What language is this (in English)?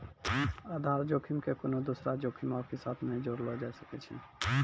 Maithili